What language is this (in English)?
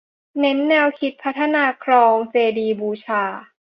Thai